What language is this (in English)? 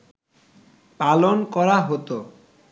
Bangla